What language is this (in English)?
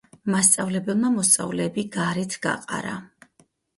Georgian